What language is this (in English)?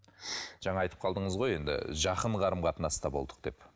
Kazakh